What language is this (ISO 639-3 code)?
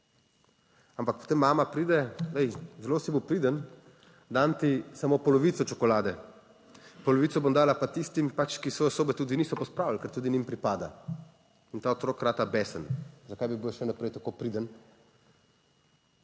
slv